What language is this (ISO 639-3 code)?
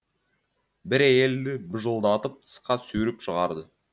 kaz